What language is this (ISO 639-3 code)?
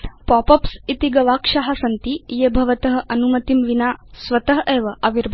san